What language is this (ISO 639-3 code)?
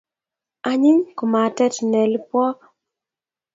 kln